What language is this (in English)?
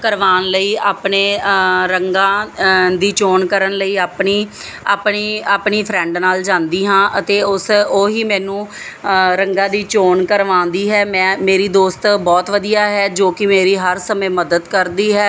Punjabi